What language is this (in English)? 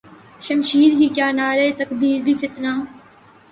Urdu